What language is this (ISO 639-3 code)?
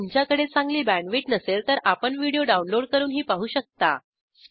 mar